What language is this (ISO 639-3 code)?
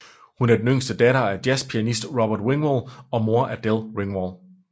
dan